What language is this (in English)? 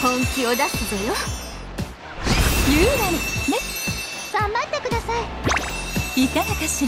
Japanese